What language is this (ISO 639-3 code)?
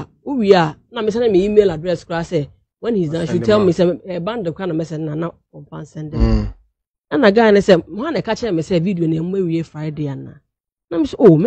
eng